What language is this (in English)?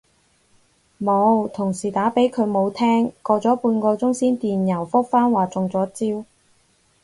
Cantonese